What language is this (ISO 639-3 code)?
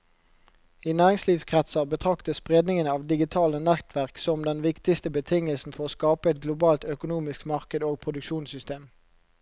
nor